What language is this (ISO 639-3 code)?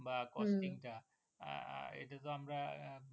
ben